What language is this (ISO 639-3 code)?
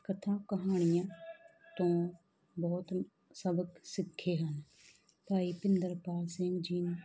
pan